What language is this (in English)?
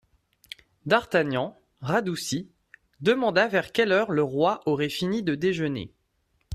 French